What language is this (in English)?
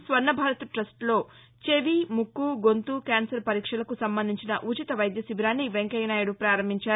Telugu